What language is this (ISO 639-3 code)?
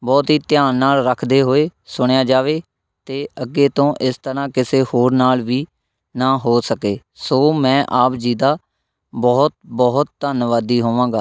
pan